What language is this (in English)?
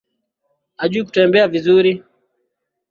Swahili